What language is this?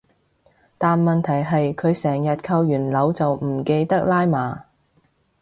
Cantonese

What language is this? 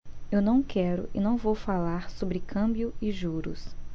Portuguese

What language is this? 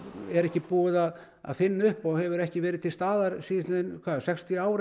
Icelandic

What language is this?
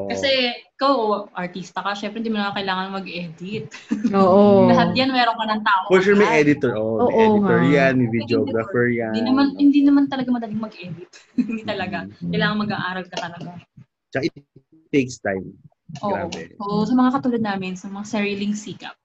Filipino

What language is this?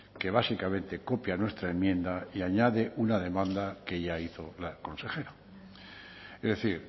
Spanish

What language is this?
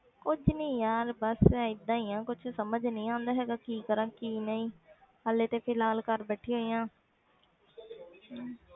Punjabi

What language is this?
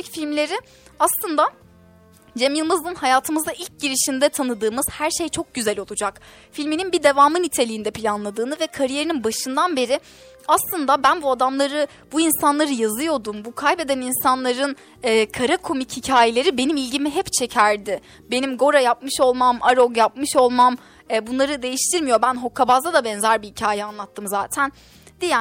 Turkish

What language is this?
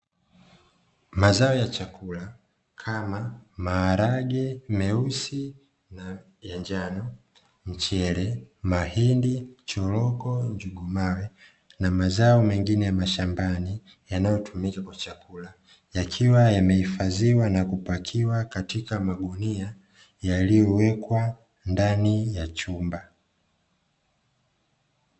Swahili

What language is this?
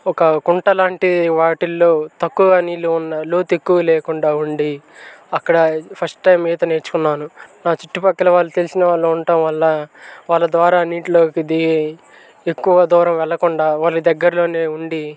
Telugu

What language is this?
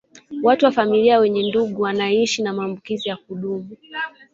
Swahili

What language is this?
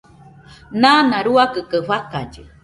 Nüpode Huitoto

